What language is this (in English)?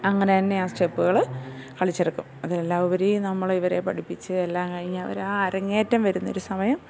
Malayalam